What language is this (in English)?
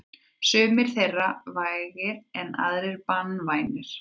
Icelandic